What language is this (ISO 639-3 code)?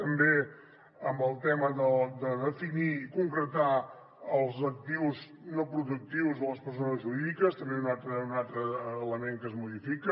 cat